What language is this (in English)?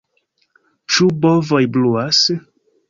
Esperanto